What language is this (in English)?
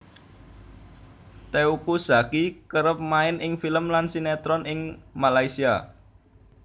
Javanese